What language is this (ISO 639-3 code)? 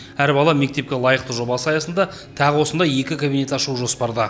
kaz